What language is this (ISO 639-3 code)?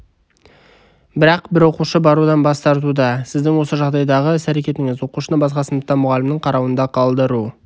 kaz